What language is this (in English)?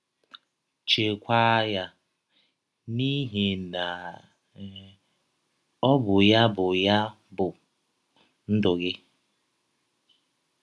Igbo